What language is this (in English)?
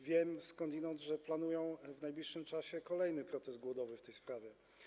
Polish